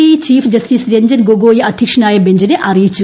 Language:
Malayalam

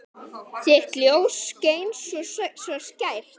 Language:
Icelandic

